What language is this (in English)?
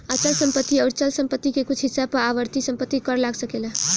Bhojpuri